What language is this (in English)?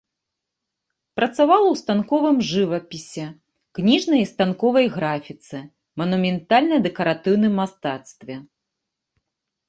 Belarusian